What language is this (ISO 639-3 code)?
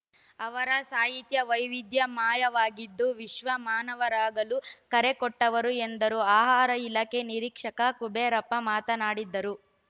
kan